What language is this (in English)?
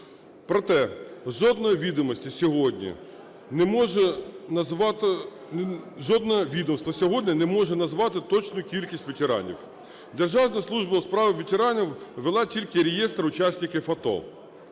Ukrainian